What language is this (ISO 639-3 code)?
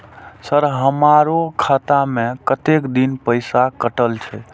mai